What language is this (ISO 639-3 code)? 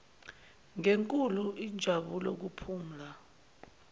zul